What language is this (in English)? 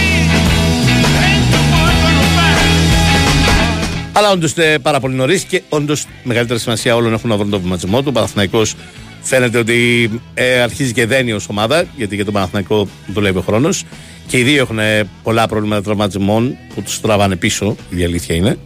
Greek